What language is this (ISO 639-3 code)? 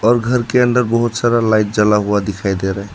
hin